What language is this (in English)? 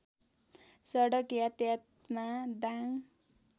Nepali